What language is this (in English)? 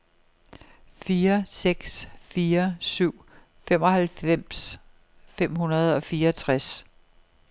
Danish